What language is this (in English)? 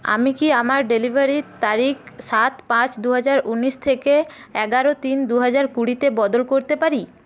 Bangla